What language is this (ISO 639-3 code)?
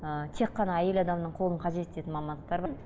kaz